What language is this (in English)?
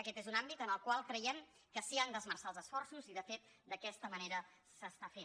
Catalan